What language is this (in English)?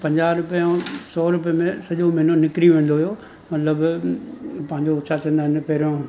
Sindhi